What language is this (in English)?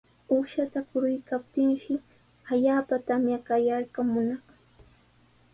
Sihuas Ancash Quechua